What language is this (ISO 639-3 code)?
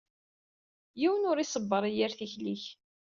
kab